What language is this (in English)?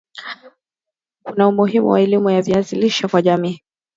Swahili